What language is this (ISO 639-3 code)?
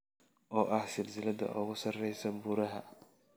som